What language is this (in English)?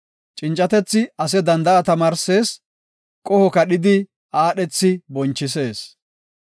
Gofa